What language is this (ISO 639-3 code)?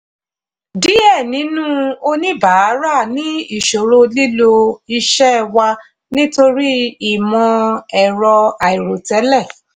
yor